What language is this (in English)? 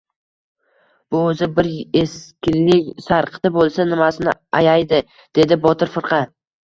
Uzbek